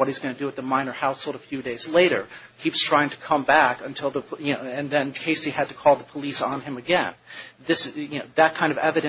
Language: English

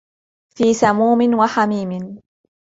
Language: Arabic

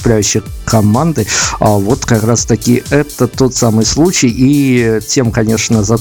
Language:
Russian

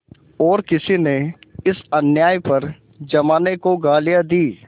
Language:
Hindi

